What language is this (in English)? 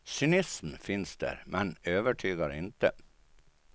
Swedish